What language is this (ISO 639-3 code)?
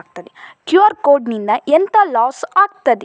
kan